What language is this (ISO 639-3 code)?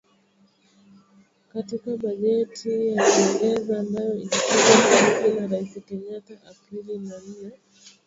swa